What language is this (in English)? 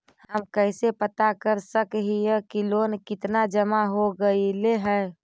Magahi